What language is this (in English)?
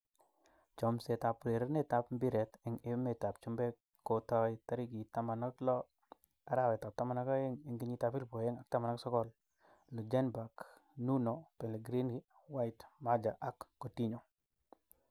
Kalenjin